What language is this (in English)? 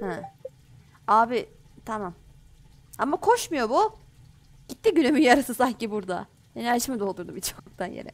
Turkish